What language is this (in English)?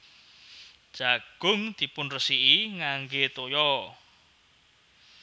Javanese